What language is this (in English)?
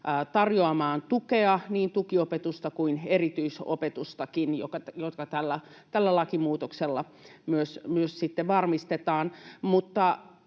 Finnish